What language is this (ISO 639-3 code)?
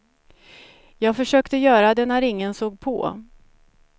swe